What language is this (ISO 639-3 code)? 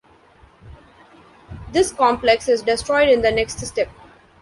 eng